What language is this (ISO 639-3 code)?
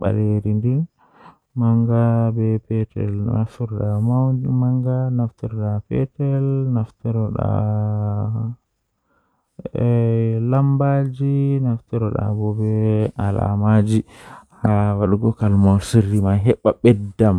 fuh